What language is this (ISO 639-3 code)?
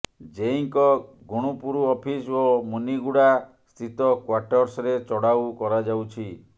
ori